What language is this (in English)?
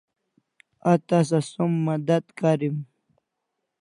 Kalasha